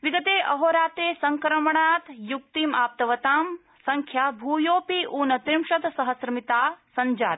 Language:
Sanskrit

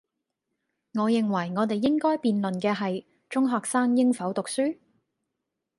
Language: Cantonese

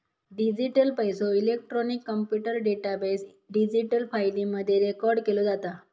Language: Marathi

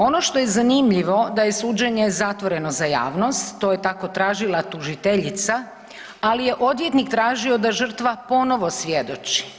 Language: Croatian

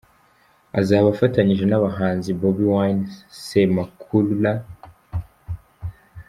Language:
Kinyarwanda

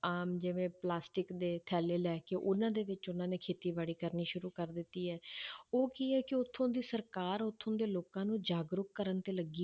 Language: Punjabi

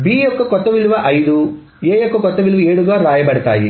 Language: Telugu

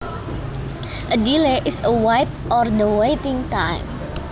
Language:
Javanese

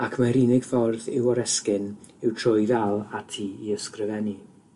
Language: Welsh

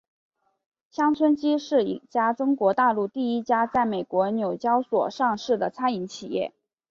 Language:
Chinese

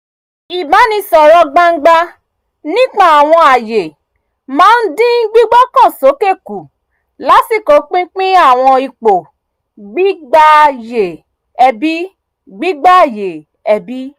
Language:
Yoruba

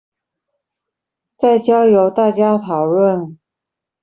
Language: Chinese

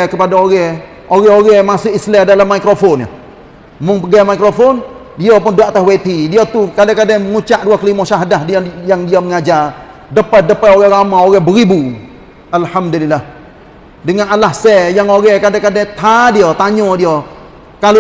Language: Malay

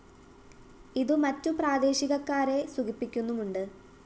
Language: Malayalam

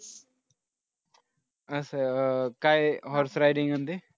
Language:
Marathi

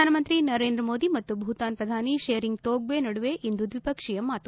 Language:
Kannada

